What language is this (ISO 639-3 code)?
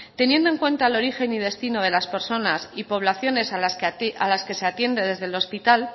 spa